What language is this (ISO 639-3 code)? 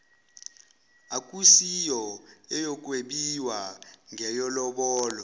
zul